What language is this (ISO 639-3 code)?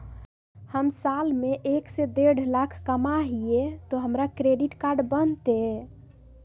mag